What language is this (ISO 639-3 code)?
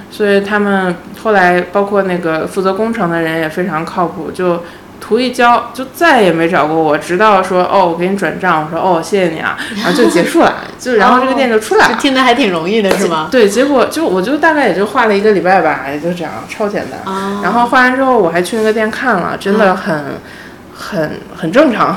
zho